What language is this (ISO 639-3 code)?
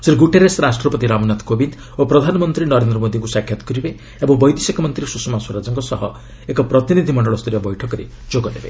ori